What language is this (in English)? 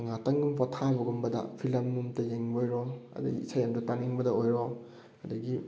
Manipuri